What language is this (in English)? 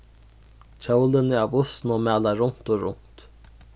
Faroese